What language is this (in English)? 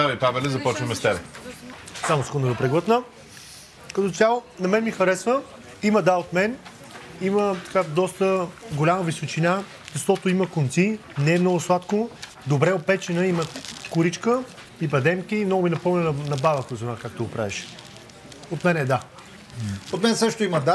Bulgarian